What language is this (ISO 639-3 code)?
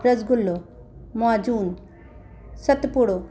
snd